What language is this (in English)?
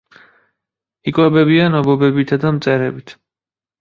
Georgian